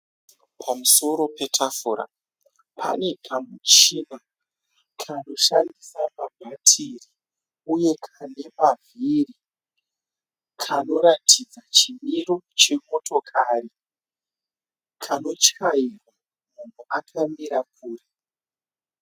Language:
Shona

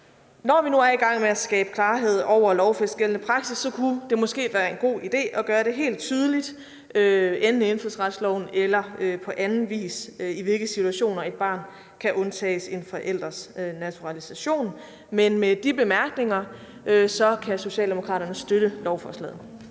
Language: Danish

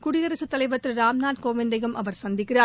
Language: Tamil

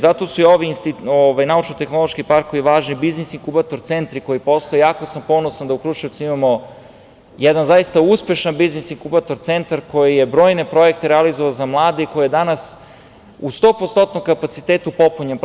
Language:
Serbian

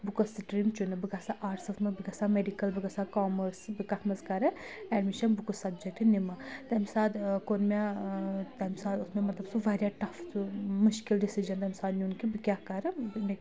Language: Kashmiri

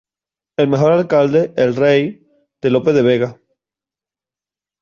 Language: Spanish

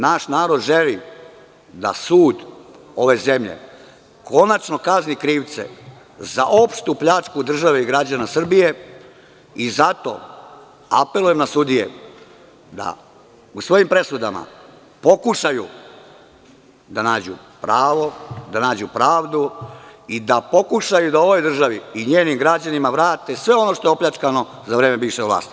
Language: Serbian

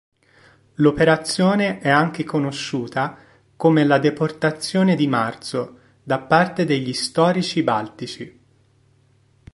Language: Italian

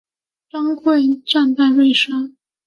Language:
Chinese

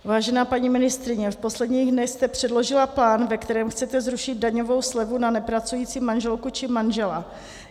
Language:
Czech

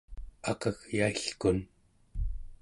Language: Central Yupik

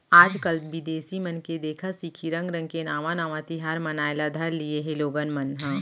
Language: Chhattisgarhi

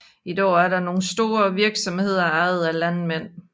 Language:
Danish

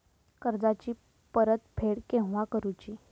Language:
Marathi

